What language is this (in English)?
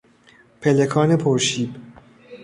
Persian